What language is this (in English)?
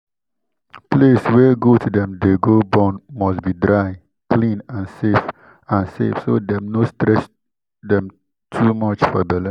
Nigerian Pidgin